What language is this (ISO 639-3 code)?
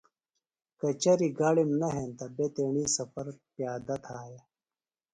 phl